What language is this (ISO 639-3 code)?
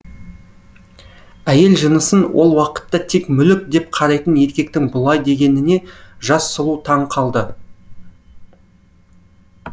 kaz